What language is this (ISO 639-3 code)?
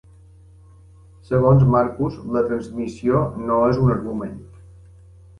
cat